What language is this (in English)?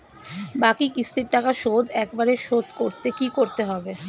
Bangla